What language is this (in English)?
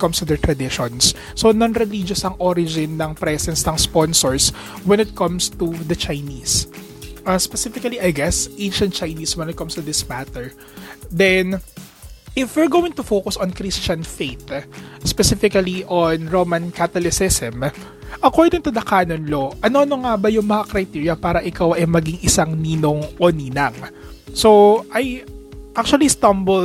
Filipino